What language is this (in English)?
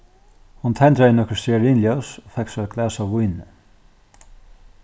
Faroese